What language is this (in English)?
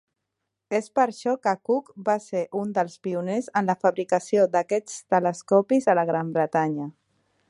Catalan